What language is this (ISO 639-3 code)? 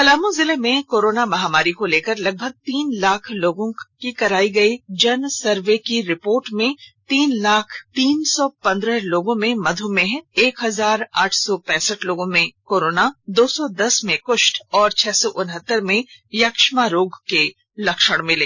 hin